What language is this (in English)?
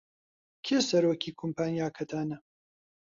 Central Kurdish